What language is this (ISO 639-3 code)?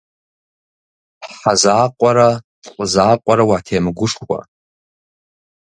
kbd